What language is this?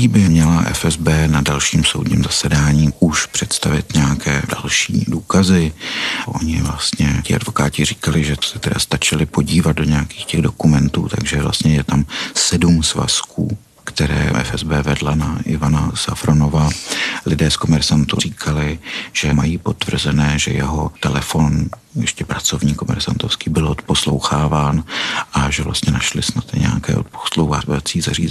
Czech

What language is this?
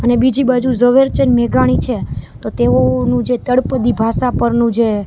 Gujarati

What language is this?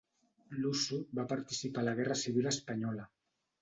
Catalan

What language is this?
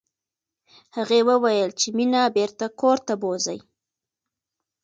Pashto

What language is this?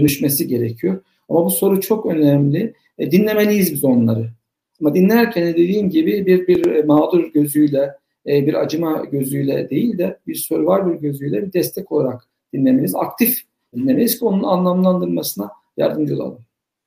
Turkish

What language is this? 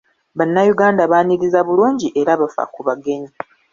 Ganda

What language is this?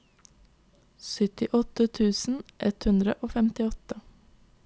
Norwegian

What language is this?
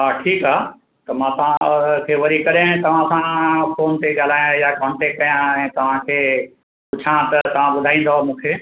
Sindhi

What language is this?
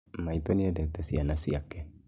Kikuyu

